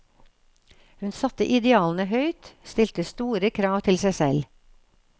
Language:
Norwegian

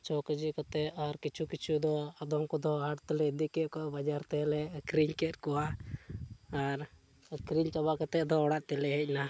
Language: Santali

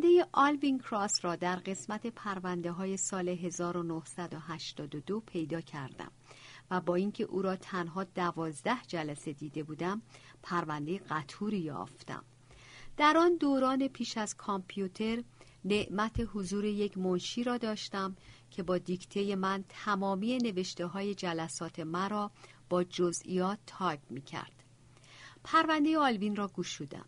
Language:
Persian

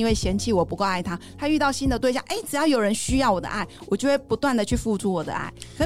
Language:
Chinese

